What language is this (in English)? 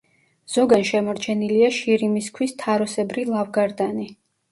Georgian